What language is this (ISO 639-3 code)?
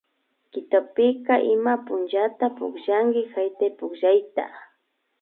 qvi